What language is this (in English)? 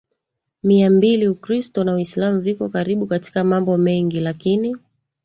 Swahili